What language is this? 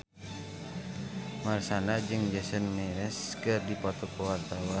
Sundanese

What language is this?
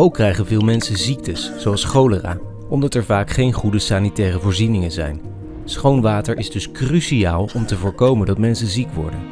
Dutch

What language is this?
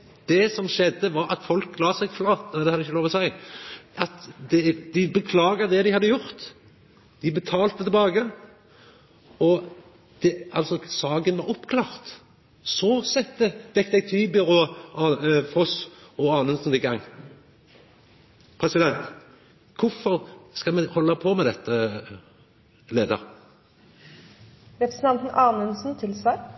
Norwegian Nynorsk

